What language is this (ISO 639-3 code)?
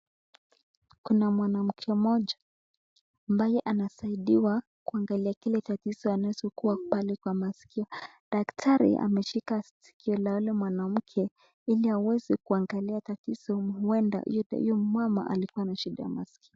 swa